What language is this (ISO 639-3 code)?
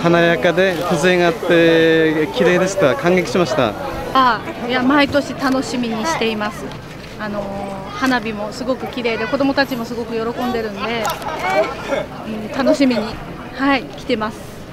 jpn